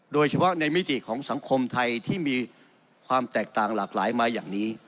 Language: Thai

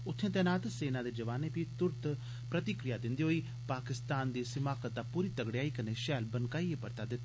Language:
Dogri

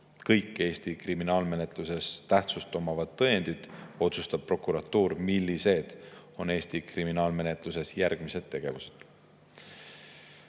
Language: Estonian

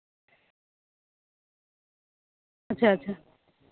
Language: Santali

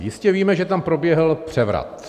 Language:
Czech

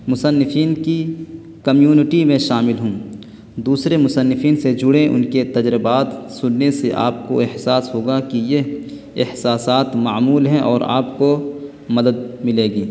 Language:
Urdu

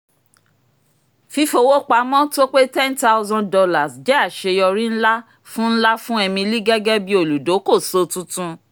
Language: Yoruba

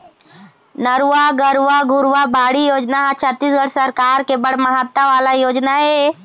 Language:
Chhattisgarhi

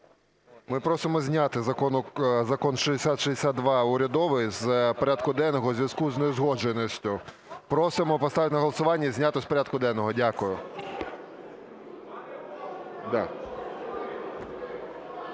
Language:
Ukrainian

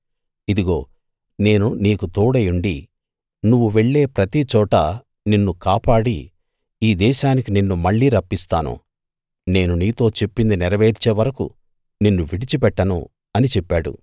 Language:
Telugu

